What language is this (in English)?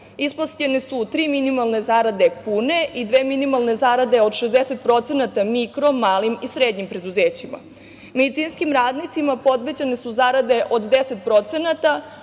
Serbian